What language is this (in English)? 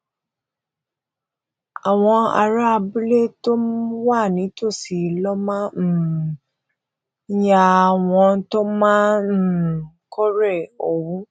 Yoruba